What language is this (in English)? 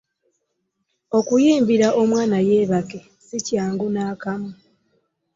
Ganda